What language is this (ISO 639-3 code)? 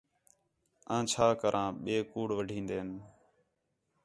xhe